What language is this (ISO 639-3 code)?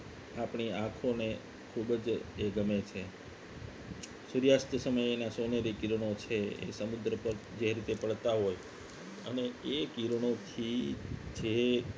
guj